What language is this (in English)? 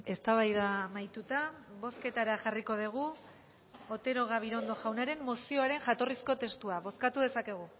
Basque